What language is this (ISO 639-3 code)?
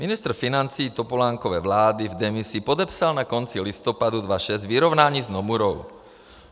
ces